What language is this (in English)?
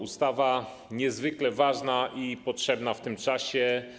Polish